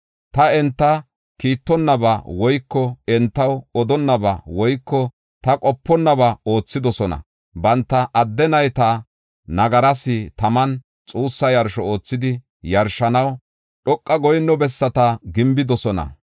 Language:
Gofa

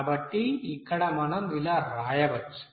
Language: Telugu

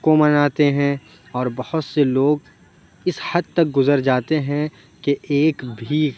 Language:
Urdu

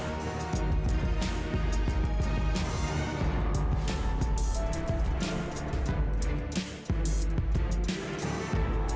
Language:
Vietnamese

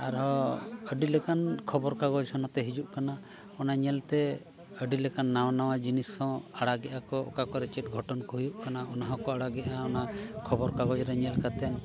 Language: Santali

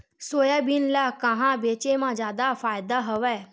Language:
Chhattisgarhi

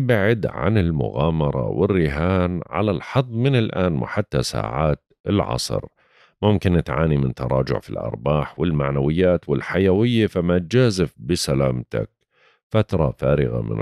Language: Arabic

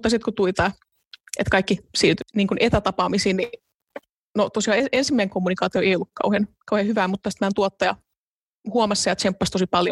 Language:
Finnish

